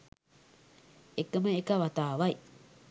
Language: Sinhala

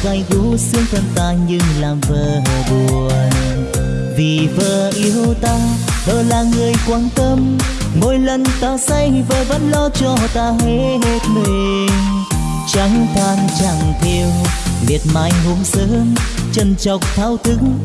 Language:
Vietnamese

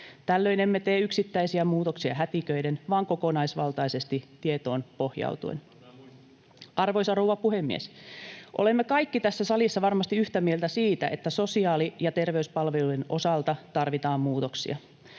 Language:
Finnish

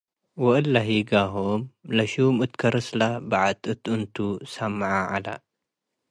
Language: Tigre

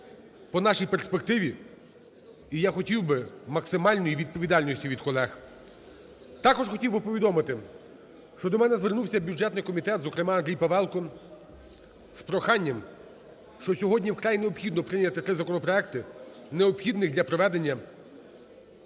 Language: Ukrainian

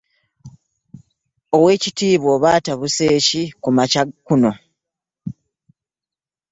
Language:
Ganda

